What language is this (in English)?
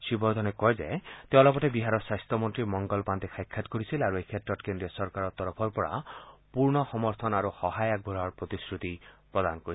Assamese